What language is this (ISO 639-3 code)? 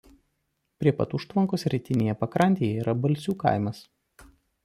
lit